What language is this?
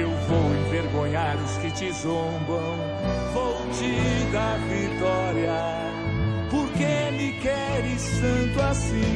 Slovak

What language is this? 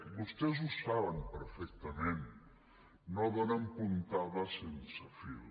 Catalan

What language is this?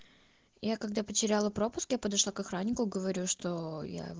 Russian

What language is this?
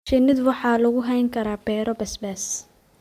Somali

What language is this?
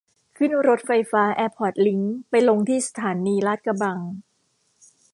Thai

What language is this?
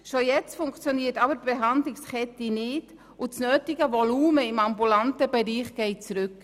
Swiss German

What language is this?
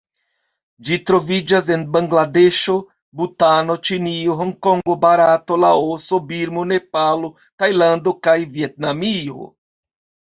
Esperanto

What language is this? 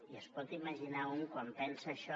Catalan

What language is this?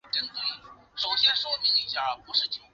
Chinese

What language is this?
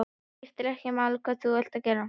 Icelandic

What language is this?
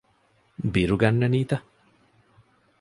Divehi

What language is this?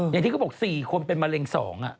Thai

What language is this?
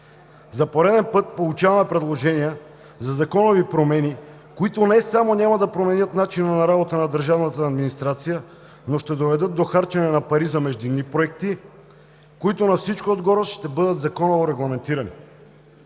Bulgarian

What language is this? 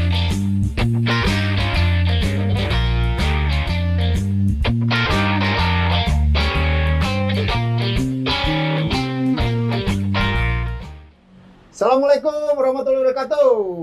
Indonesian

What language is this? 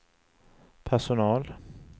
Swedish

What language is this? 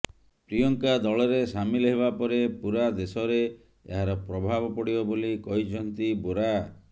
Odia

